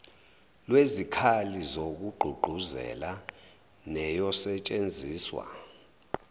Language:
Zulu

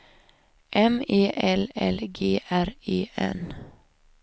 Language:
Swedish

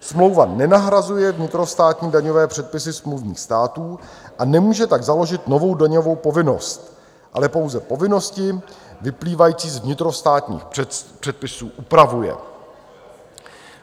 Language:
Czech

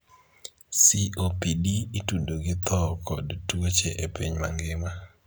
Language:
Luo (Kenya and Tanzania)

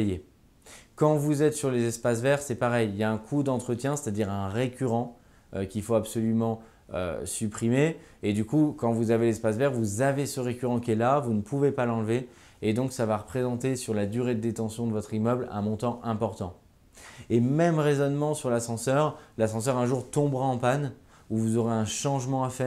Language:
French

